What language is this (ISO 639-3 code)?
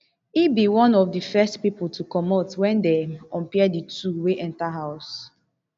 pcm